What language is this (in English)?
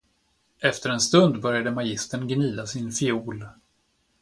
Swedish